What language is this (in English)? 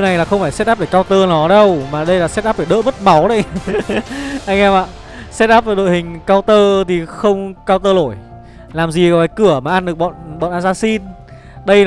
Vietnamese